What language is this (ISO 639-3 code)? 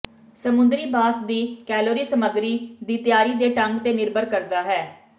pan